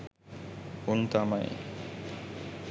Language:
Sinhala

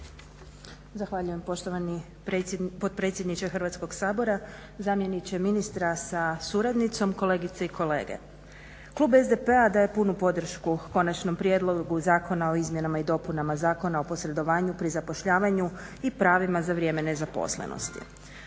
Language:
Croatian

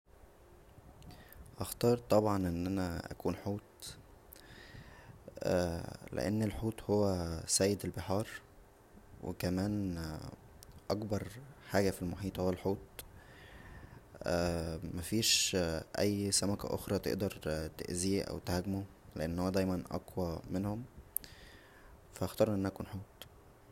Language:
Egyptian Arabic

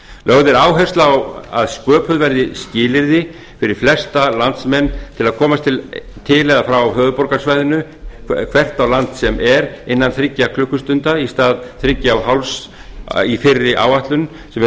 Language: Icelandic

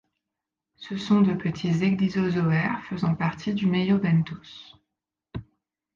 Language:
French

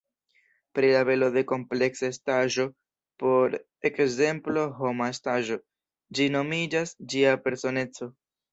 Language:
Esperanto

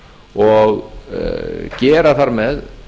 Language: Icelandic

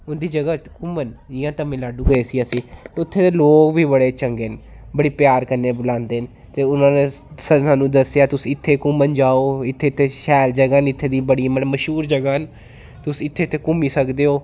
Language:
Dogri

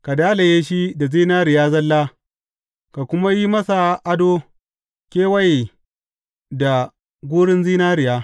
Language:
Hausa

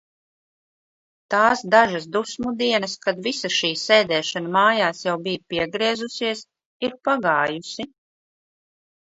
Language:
Latvian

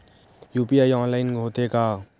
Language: Chhattisgarhi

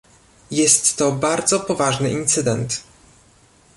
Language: Polish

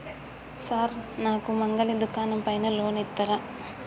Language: Telugu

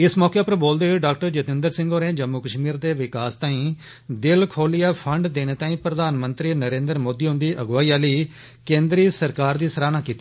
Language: Dogri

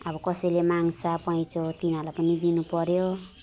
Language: Nepali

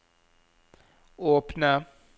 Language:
Norwegian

